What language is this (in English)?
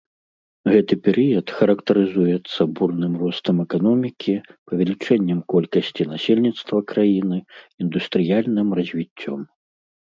Belarusian